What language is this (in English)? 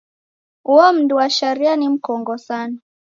Taita